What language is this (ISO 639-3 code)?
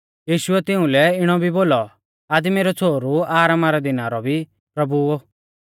bfz